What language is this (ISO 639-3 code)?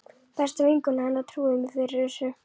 isl